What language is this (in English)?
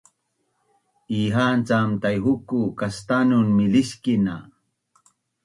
Bunun